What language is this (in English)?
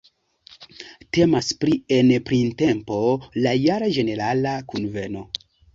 Esperanto